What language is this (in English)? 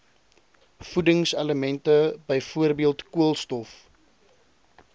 Afrikaans